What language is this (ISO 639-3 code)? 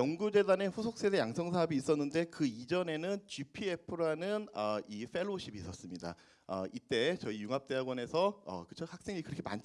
kor